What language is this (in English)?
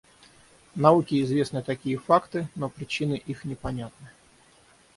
Russian